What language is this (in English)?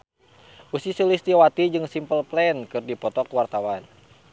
Sundanese